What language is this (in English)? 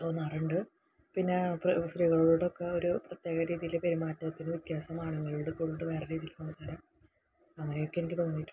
Malayalam